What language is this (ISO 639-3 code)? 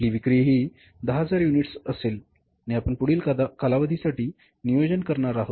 mar